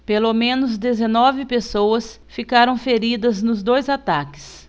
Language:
Portuguese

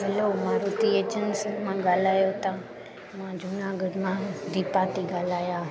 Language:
Sindhi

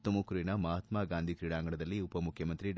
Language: Kannada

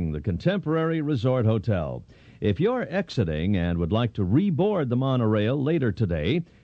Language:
English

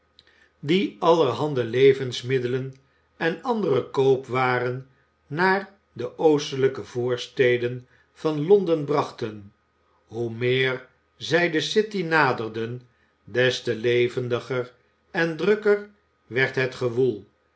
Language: Dutch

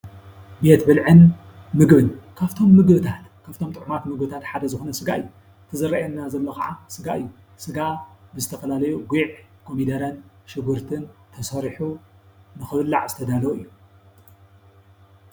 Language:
Tigrinya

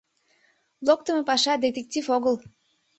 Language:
Mari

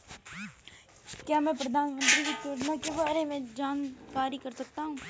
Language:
Hindi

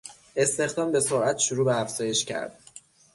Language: Persian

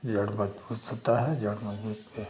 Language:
Hindi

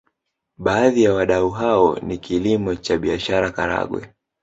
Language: Swahili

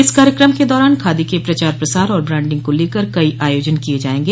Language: Hindi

